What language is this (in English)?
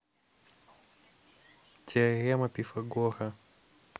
Russian